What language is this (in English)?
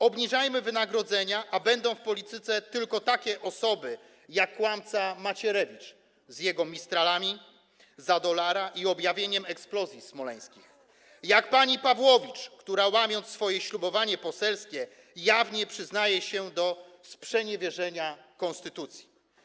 Polish